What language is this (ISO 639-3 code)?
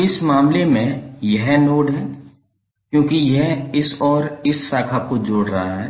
hin